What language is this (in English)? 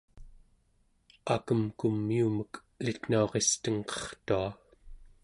Central Yupik